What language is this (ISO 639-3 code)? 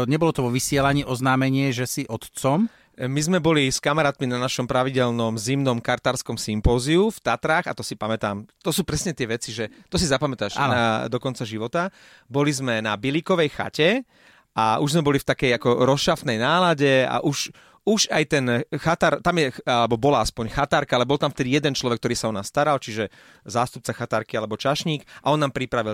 slk